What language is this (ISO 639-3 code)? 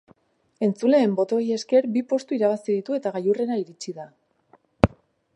eus